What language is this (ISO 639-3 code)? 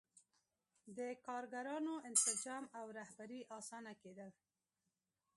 pus